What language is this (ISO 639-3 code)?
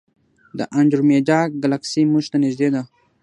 pus